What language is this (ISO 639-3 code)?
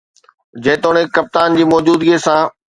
snd